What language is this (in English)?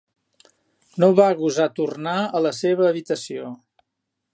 Catalan